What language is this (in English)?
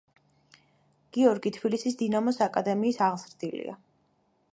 Georgian